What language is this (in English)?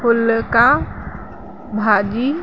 Sindhi